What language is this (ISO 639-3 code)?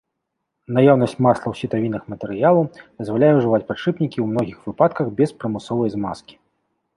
bel